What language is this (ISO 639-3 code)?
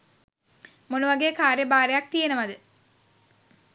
sin